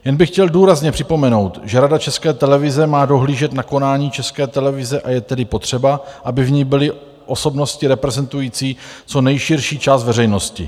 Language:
Czech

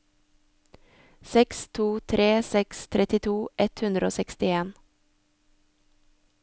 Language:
Norwegian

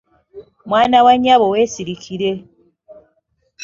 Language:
Ganda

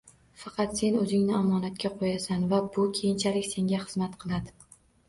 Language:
Uzbek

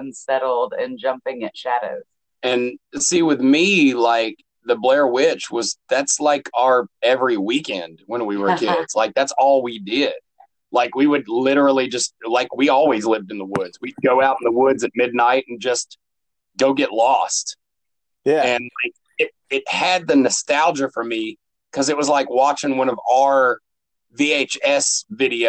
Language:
English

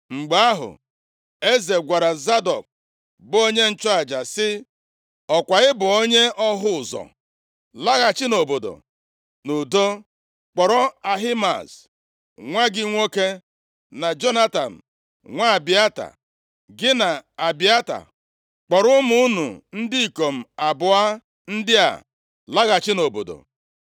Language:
Igbo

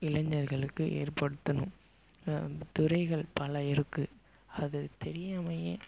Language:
Tamil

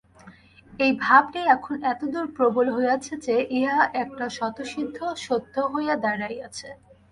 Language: Bangla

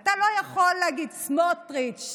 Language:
Hebrew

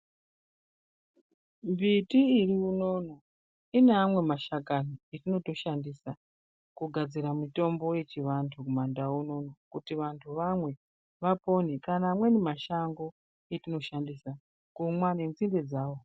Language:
Ndau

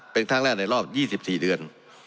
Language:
Thai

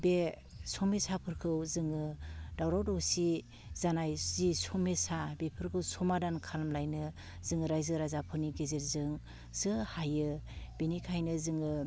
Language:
Bodo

